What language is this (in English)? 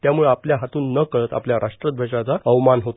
Marathi